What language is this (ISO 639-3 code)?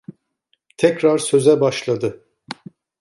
tur